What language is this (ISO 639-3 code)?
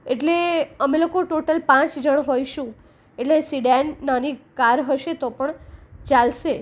guj